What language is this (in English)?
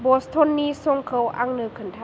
Bodo